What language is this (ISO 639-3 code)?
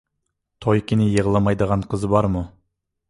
uig